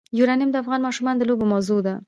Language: Pashto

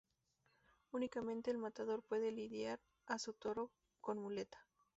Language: Spanish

